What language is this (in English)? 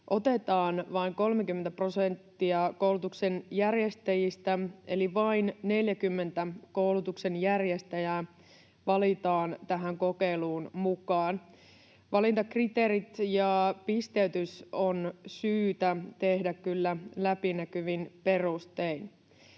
Finnish